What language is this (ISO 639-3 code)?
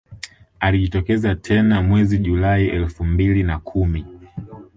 swa